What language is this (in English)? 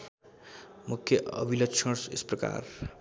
Nepali